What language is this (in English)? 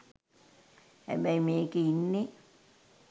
Sinhala